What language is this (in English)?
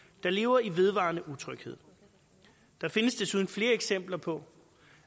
Danish